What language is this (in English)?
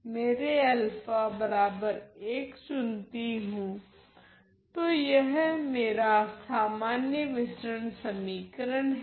Hindi